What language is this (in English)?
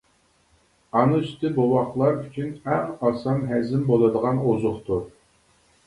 Uyghur